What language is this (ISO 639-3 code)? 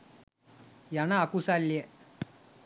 sin